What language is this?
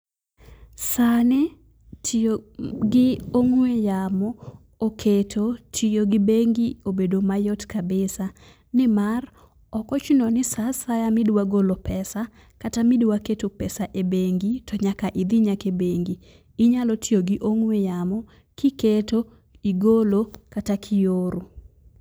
Luo (Kenya and Tanzania)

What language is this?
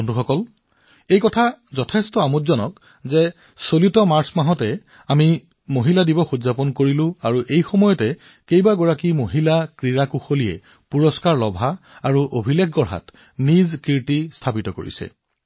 Assamese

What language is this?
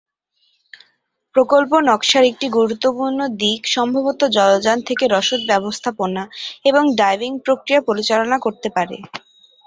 Bangla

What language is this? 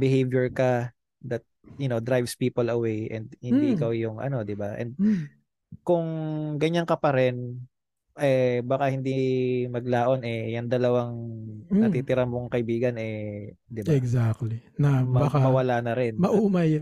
Filipino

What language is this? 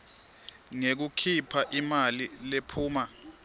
Swati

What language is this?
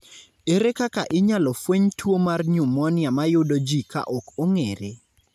Luo (Kenya and Tanzania)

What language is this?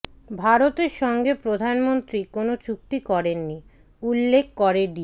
Bangla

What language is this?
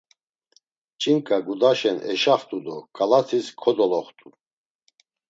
Laz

